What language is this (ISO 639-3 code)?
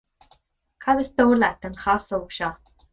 gle